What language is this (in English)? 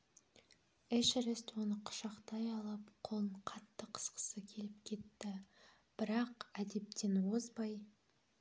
Kazakh